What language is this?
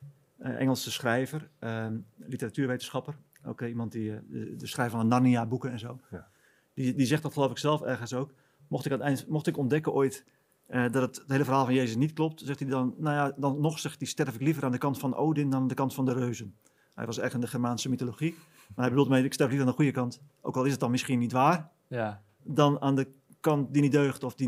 Dutch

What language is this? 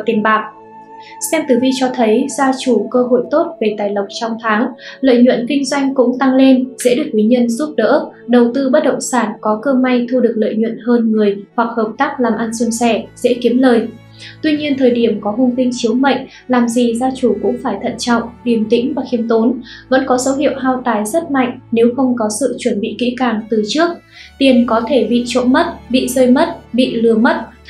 Vietnamese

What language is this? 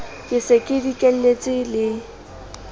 Southern Sotho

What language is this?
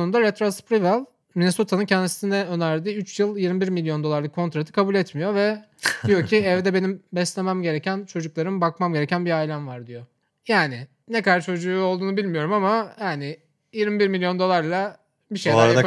Turkish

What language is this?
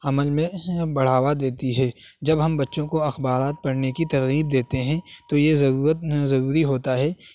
Urdu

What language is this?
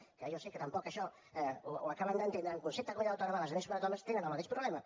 Catalan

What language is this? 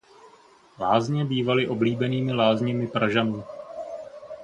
Czech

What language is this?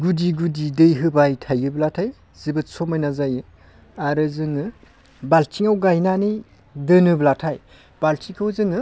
Bodo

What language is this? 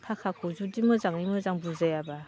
Bodo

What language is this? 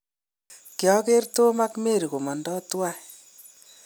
Kalenjin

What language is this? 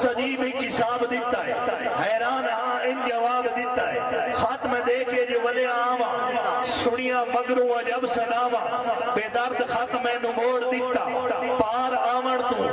Punjabi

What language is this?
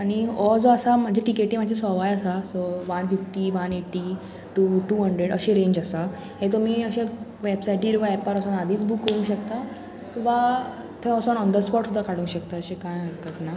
Konkani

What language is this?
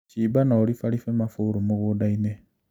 Kikuyu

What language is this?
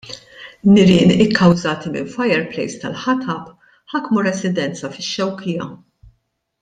Maltese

